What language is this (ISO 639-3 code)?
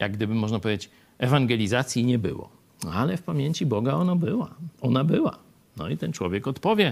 pol